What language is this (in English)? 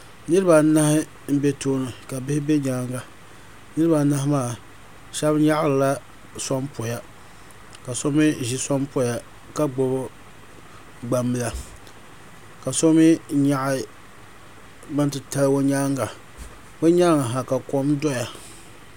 Dagbani